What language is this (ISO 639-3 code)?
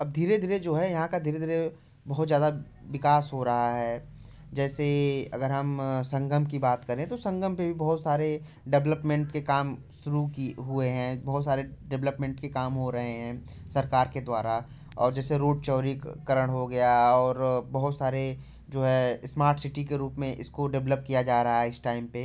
hin